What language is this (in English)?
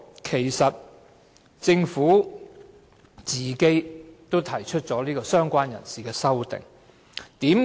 Cantonese